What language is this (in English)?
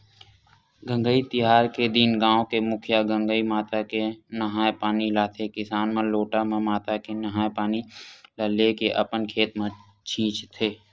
Chhattisgarhi